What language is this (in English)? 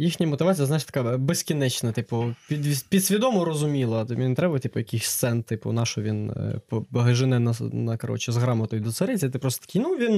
Ukrainian